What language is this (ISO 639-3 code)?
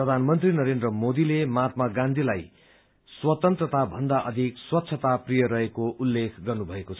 nep